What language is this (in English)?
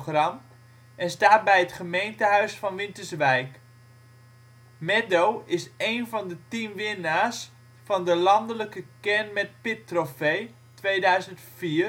Dutch